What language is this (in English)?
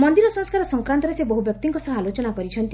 Odia